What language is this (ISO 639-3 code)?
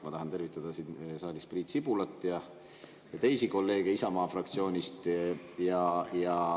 est